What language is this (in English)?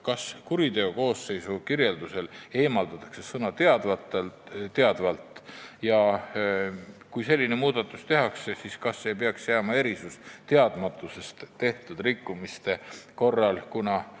Estonian